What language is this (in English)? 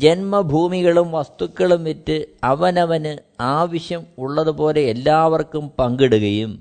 Malayalam